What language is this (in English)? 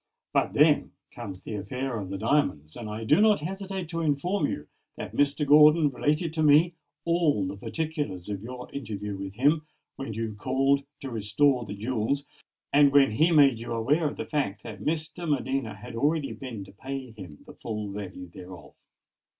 English